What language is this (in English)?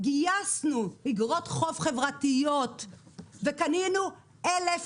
Hebrew